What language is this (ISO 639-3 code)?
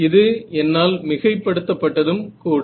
tam